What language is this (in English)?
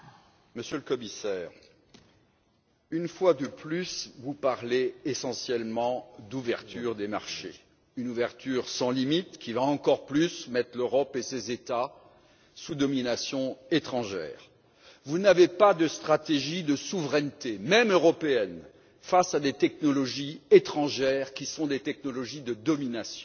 French